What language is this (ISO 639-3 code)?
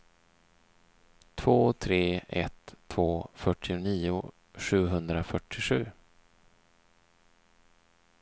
swe